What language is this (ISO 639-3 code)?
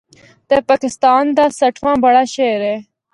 hno